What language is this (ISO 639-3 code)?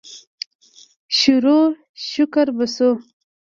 pus